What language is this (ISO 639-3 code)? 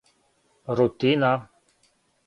srp